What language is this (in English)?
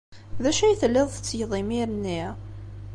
Kabyle